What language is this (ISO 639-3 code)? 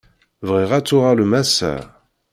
kab